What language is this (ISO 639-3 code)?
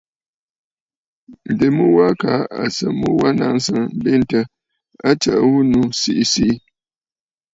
bfd